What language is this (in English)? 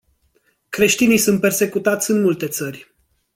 Romanian